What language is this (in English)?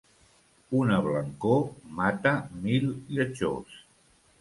Catalan